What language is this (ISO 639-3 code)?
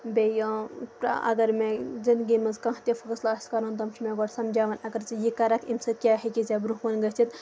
kas